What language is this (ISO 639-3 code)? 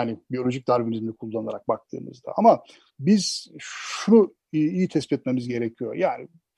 tur